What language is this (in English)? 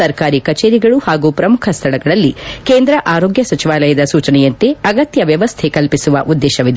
Kannada